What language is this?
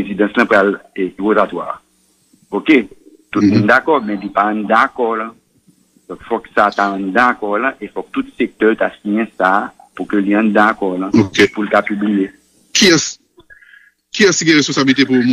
French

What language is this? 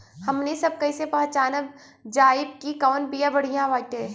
Bhojpuri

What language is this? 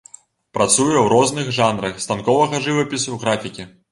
Belarusian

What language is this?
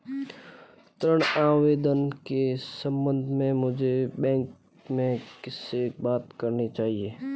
Hindi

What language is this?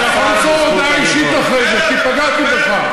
Hebrew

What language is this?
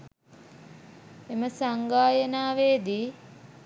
Sinhala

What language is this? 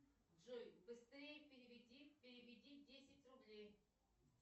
Russian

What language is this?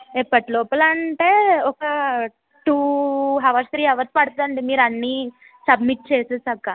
Telugu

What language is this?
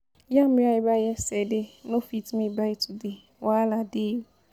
Nigerian Pidgin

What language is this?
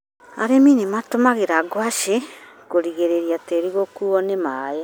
Kikuyu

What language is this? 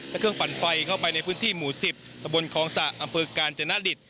Thai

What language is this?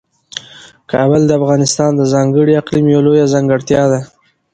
Pashto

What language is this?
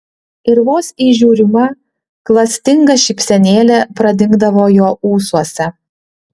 Lithuanian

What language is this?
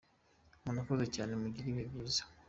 Kinyarwanda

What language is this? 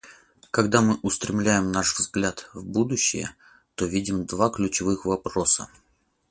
Russian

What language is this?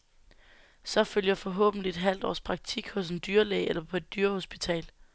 Danish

